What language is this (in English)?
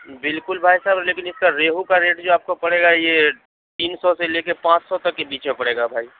Urdu